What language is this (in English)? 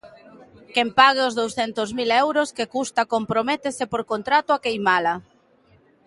Galician